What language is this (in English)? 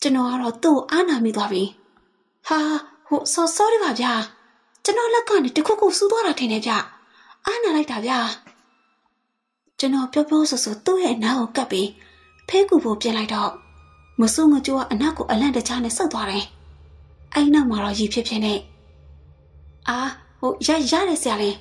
Thai